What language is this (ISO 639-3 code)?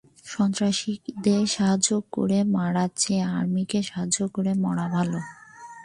ben